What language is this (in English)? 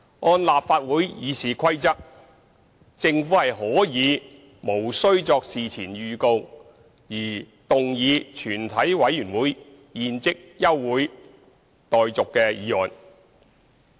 Cantonese